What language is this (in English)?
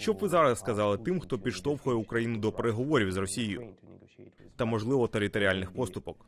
Ukrainian